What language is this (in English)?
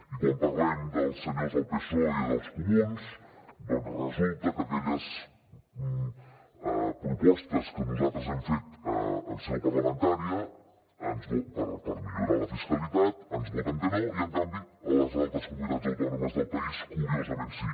Catalan